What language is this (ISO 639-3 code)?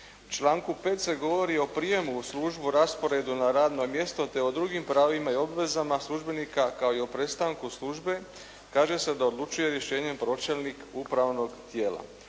hrv